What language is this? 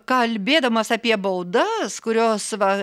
Lithuanian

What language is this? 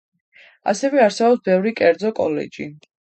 Georgian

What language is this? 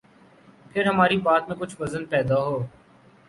Urdu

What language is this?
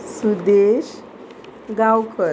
Konkani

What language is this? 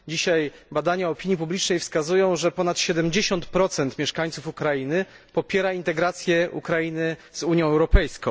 Polish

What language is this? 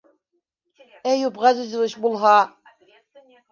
Bashkir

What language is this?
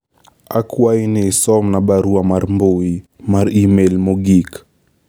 Luo (Kenya and Tanzania)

